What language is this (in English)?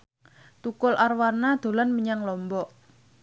Javanese